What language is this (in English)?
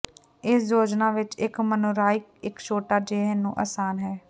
Punjabi